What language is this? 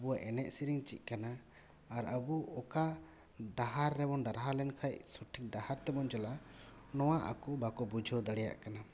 Santali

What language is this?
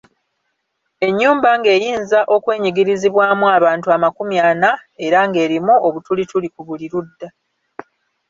Ganda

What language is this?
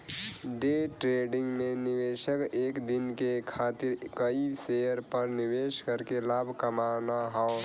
Bhojpuri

